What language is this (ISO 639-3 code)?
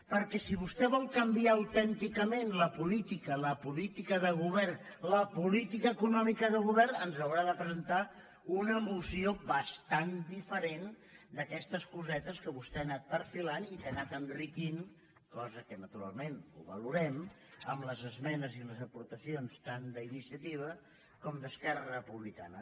cat